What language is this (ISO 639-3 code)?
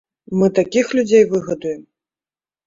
bel